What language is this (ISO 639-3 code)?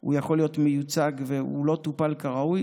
heb